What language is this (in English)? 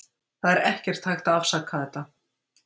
Icelandic